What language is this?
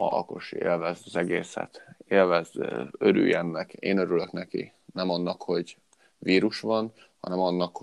Hungarian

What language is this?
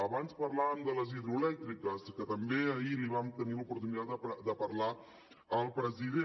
Catalan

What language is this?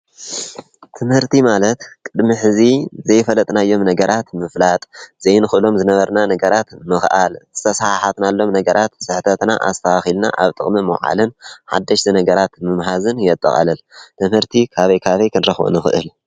Tigrinya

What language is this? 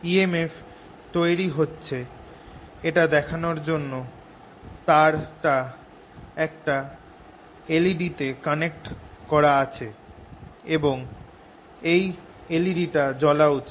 Bangla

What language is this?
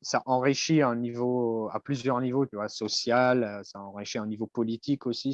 French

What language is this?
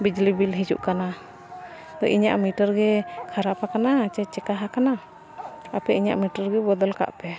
Santali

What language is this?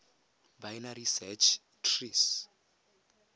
Tswana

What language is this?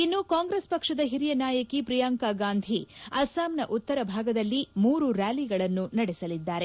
Kannada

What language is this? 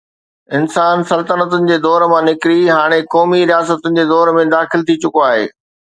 Sindhi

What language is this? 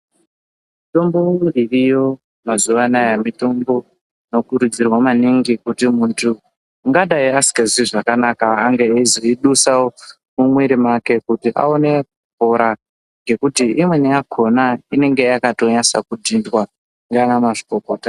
Ndau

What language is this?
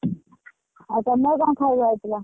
Odia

